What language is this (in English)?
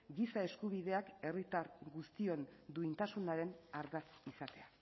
Basque